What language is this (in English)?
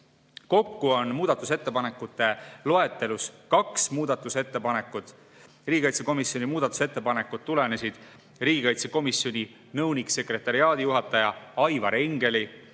Estonian